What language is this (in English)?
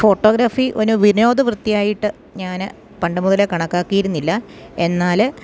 Malayalam